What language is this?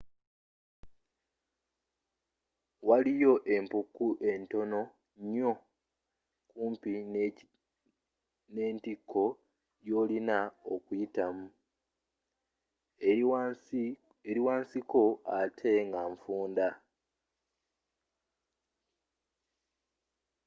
Ganda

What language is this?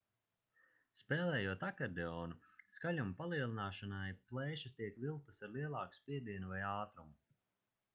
Latvian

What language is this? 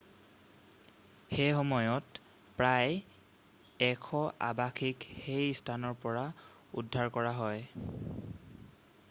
Assamese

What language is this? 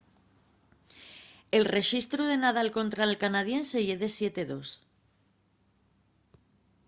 Asturian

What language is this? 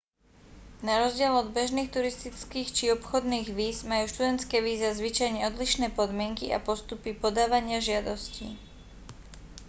Slovak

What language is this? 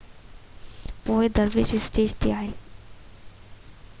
Sindhi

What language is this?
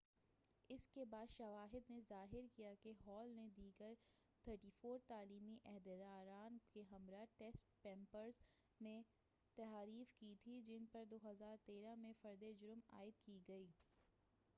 Urdu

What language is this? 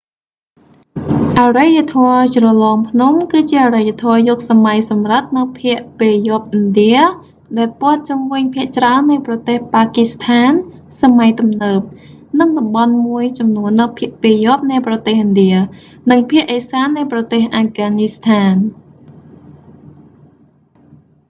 Khmer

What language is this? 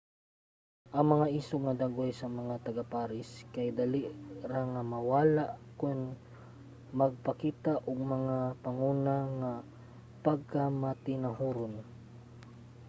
Cebuano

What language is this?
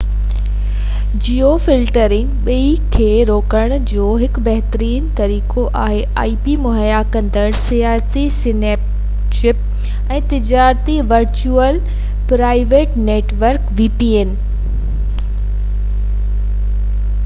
Sindhi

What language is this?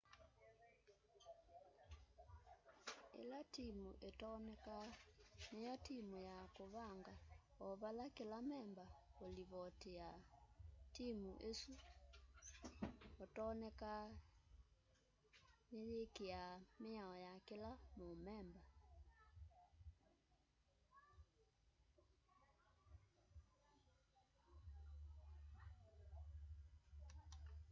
Kamba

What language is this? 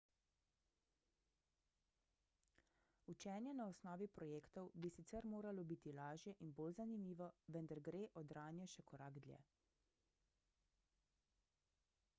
Slovenian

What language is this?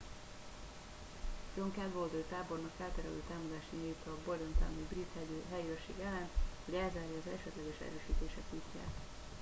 Hungarian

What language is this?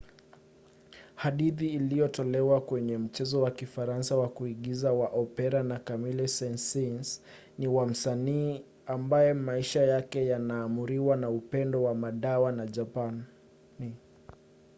Swahili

